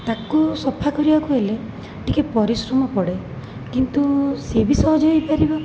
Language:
Odia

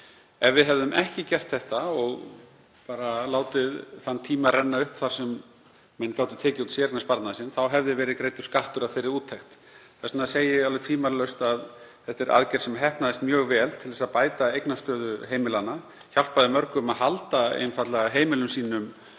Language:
Icelandic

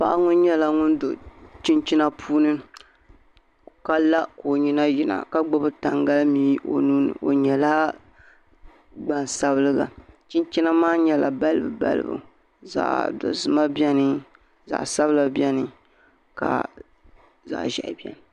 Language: Dagbani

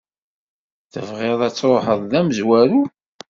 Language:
Kabyle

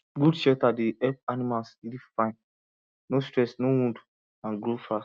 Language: Nigerian Pidgin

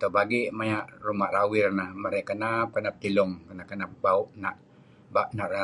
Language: Kelabit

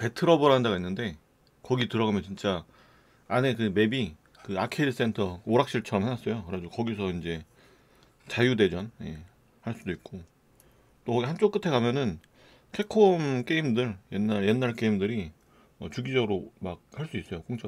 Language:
Korean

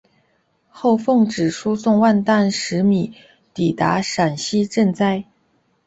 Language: Chinese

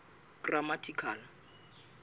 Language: Southern Sotho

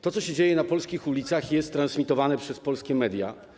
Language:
Polish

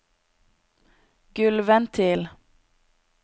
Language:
Norwegian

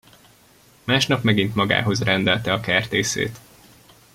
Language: Hungarian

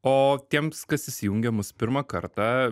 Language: Lithuanian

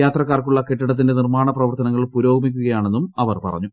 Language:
Malayalam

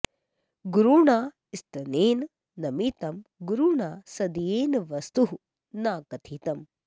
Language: Sanskrit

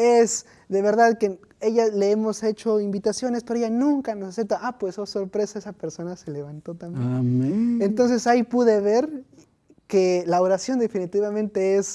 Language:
Spanish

